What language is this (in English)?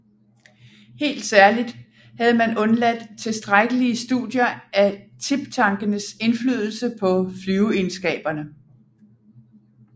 Danish